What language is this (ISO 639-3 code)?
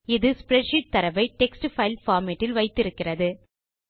tam